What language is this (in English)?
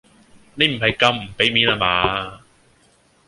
Cantonese